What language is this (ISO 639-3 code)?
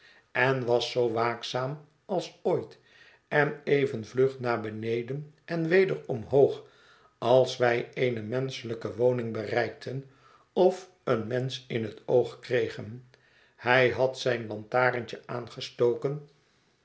nld